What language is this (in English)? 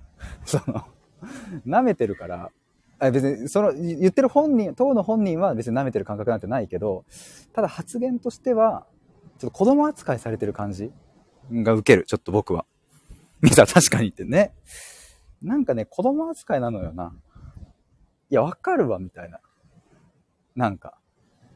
Japanese